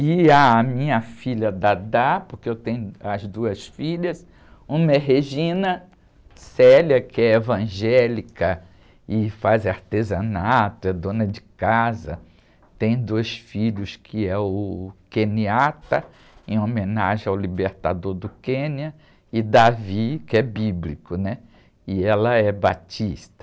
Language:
Portuguese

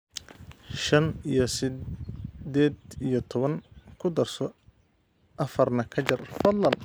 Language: Somali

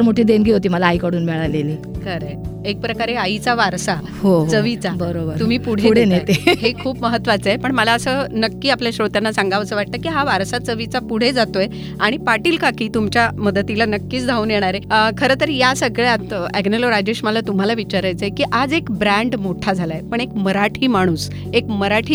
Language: Marathi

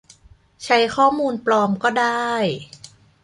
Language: Thai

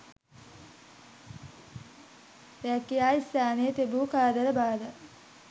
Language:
Sinhala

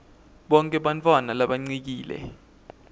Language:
Swati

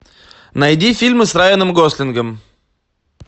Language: Russian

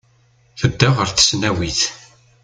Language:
Kabyle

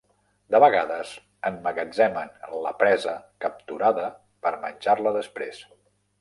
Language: Catalan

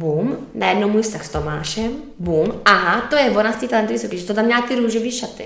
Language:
Czech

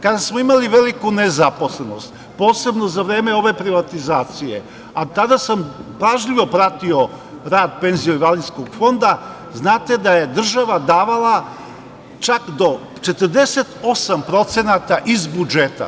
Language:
Serbian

